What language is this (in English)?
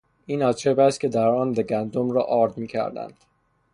Persian